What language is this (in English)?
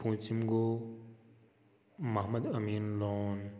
Kashmiri